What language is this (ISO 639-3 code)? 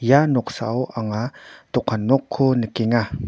grt